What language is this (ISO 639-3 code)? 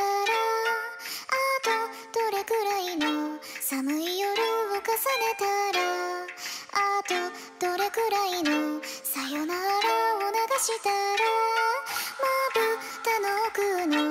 vie